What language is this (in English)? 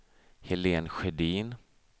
Swedish